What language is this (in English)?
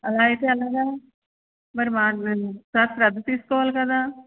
Telugu